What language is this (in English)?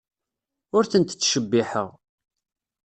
Kabyle